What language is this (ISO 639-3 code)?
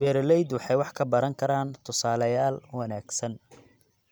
som